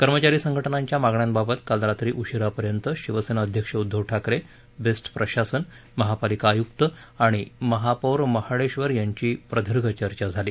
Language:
Marathi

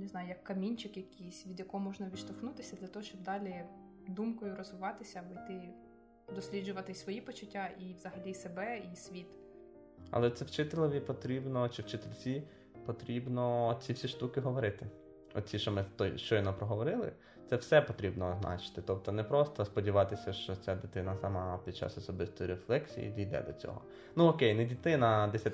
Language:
Ukrainian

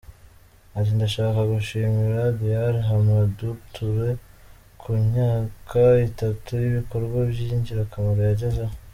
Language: Kinyarwanda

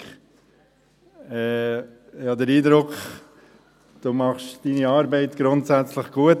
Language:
Swiss German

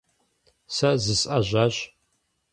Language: Kabardian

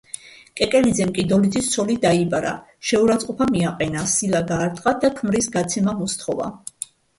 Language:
Georgian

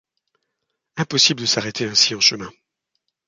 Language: French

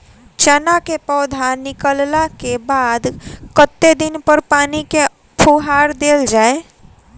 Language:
Maithili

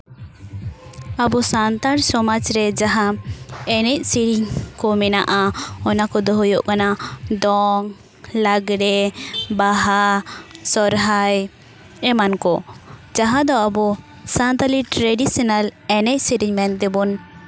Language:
Santali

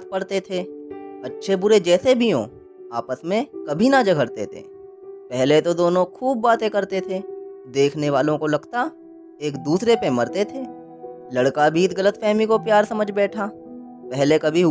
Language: Hindi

